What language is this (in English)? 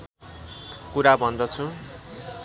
Nepali